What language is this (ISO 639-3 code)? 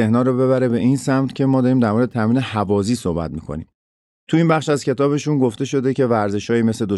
fas